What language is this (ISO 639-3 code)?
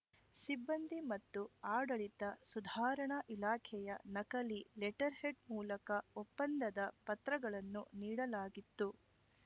kan